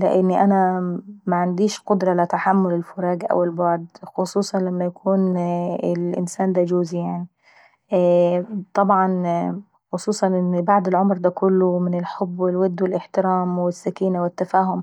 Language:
Saidi Arabic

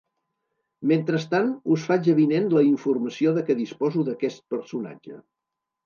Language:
Catalan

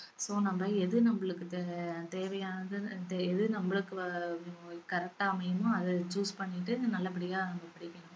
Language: Tamil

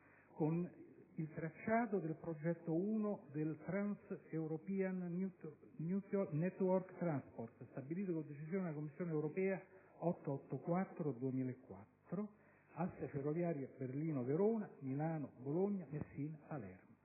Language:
Italian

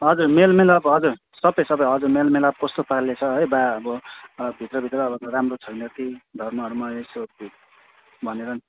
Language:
Nepali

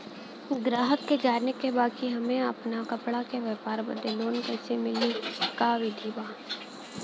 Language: Bhojpuri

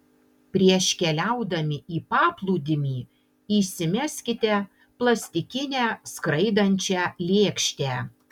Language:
Lithuanian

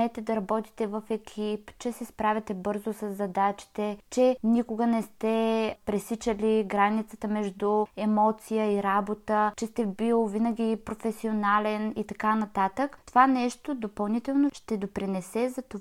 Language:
Bulgarian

